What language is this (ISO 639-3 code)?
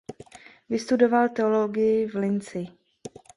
ces